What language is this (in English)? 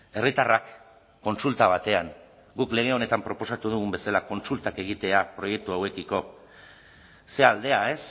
Basque